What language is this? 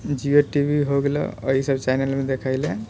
Maithili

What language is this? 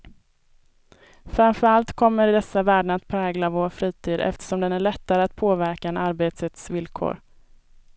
Swedish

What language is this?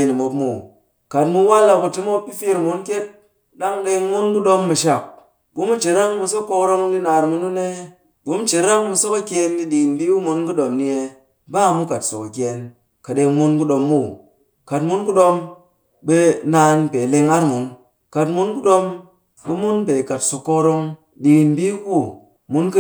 Cakfem-Mushere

